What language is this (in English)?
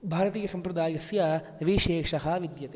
Sanskrit